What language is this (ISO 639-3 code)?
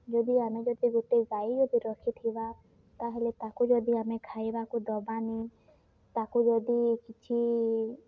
ori